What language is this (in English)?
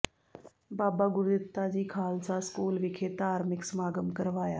Punjabi